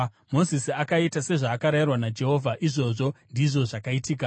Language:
Shona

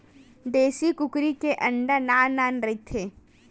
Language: Chhattisgarhi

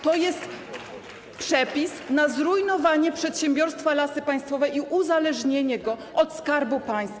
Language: Polish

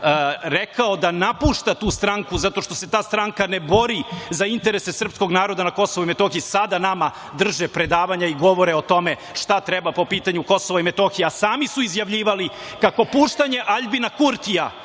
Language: Serbian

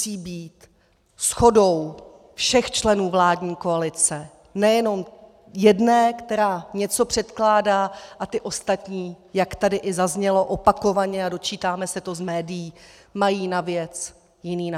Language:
Czech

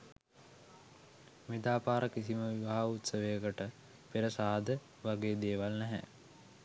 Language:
Sinhala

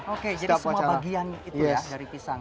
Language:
Indonesian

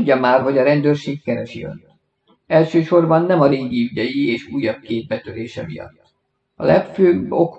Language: Hungarian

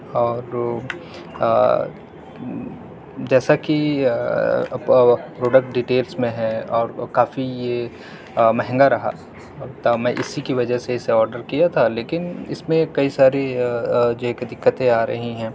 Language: Urdu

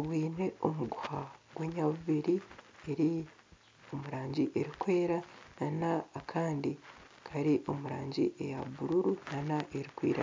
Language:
Nyankole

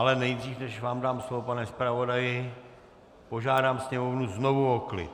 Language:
Czech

